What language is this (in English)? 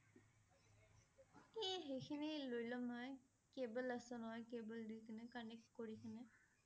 Assamese